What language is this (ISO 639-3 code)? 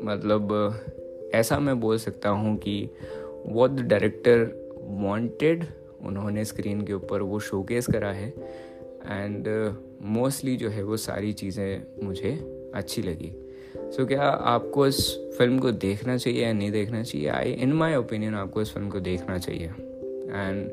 hin